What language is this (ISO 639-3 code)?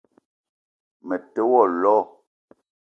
eto